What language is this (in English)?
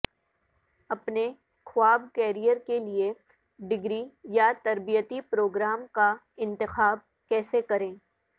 Urdu